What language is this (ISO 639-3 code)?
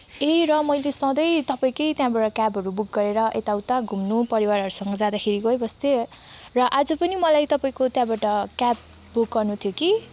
nep